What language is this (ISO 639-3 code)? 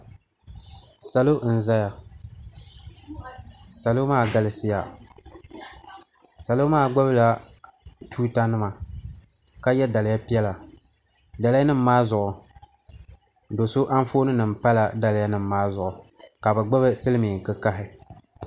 dag